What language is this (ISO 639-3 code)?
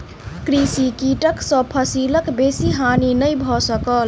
mai